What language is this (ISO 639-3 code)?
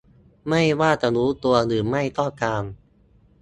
tha